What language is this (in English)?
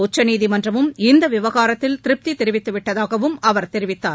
Tamil